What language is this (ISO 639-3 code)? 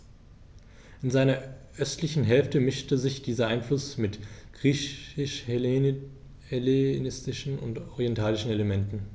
deu